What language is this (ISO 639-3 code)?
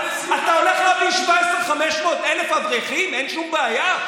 heb